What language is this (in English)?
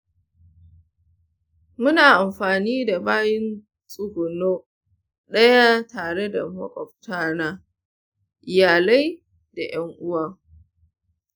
Hausa